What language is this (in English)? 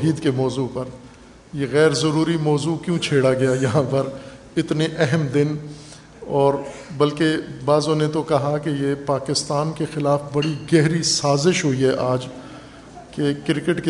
Urdu